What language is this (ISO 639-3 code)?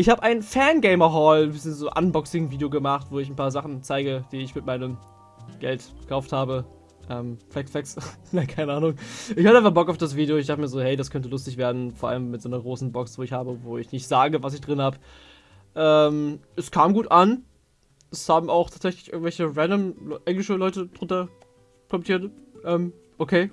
deu